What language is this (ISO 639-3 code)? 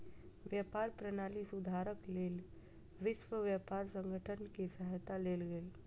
mai